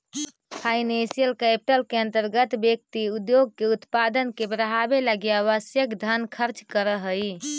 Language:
Magahi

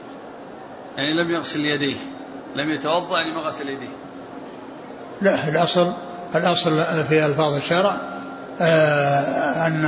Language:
Arabic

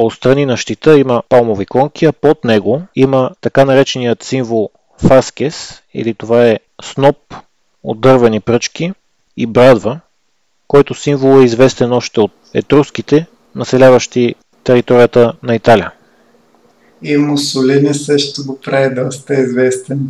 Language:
Bulgarian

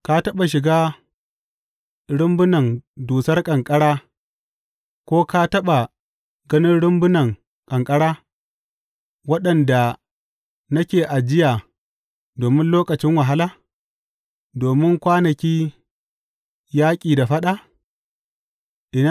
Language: Hausa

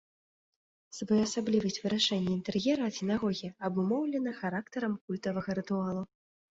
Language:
Belarusian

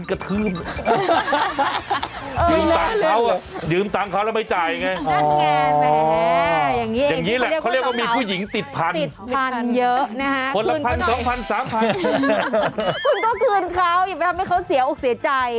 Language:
Thai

